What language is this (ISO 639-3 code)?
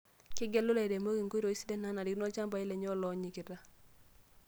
mas